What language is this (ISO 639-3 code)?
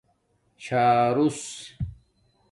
dmk